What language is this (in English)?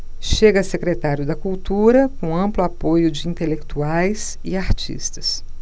Portuguese